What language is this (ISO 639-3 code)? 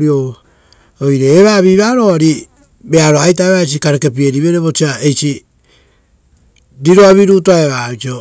roo